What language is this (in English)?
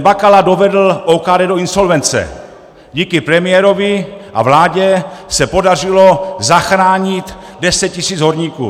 Czech